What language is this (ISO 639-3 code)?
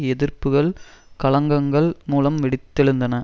tam